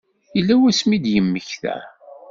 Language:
Kabyle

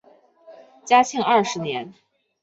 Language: Chinese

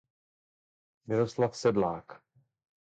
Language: Czech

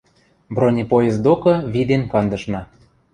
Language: Western Mari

